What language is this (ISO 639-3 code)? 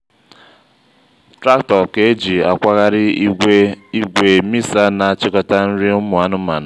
ibo